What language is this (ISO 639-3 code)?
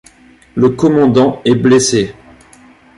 fra